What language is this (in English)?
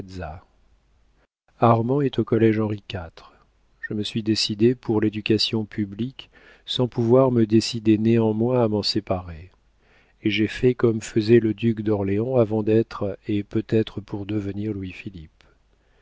French